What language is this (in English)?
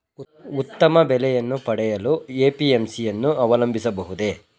Kannada